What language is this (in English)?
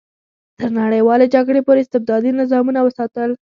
Pashto